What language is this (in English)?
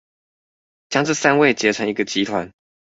Chinese